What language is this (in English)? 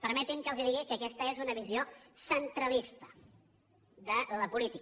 Catalan